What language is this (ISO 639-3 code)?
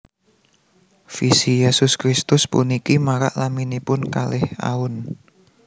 jav